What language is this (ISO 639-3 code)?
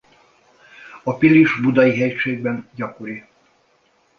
hun